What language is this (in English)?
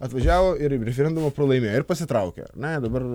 Lithuanian